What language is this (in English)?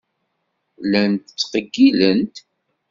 Kabyle